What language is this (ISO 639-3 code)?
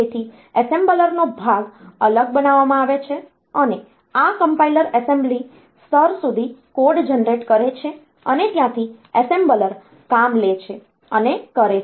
guj